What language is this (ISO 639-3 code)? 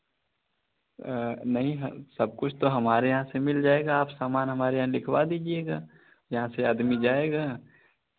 hin